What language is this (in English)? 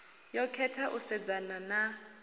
Venda